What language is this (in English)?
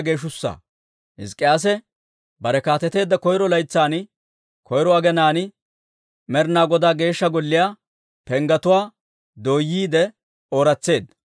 Dawro